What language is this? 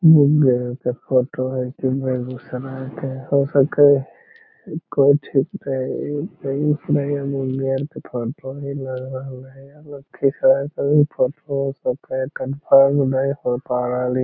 Magahi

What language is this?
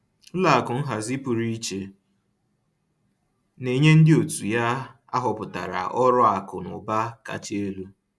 Igbo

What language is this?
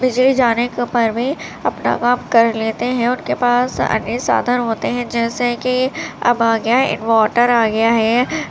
Urdu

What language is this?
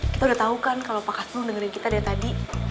Indonesian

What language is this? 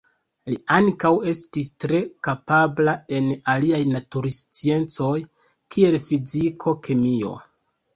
Esperanto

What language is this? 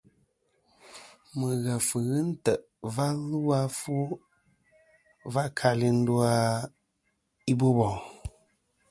Kom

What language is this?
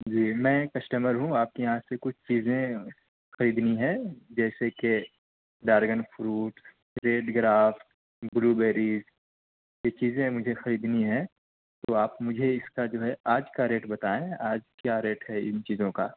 Urdu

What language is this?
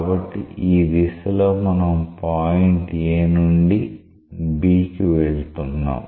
Telugu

